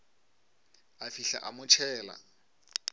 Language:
Northern Sotho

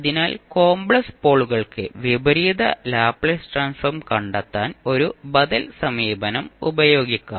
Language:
Malayalam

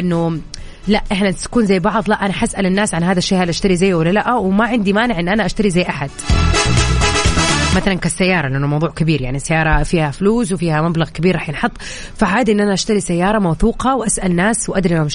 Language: Arabic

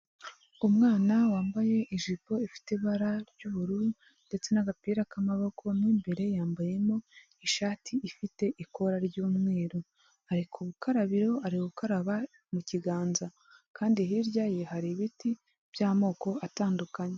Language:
Kinyarwanda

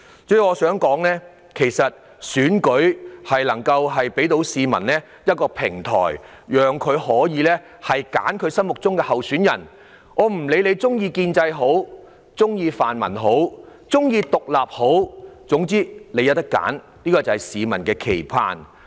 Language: Cantonese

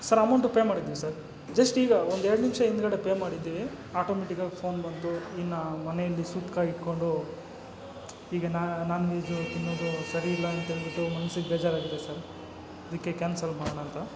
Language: Kannada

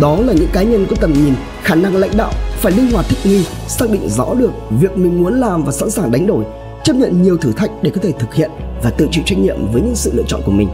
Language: Vietnamese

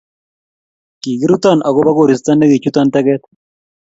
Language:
Kalenjin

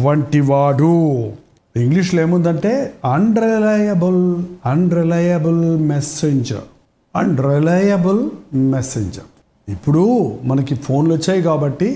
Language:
Telugu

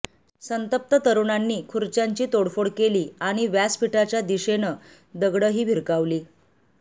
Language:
Marathi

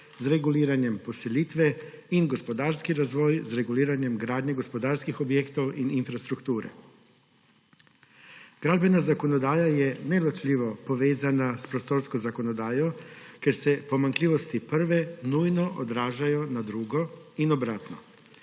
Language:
Slovenian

